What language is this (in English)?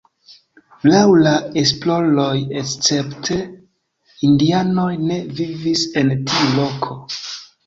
Esperanto